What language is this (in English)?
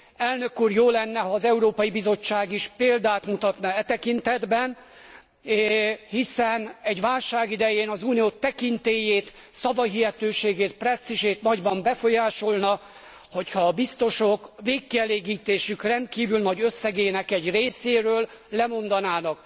Hungarian